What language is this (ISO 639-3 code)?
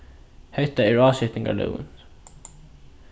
fao